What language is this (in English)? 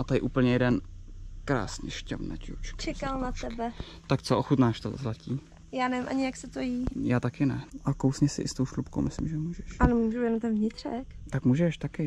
Czech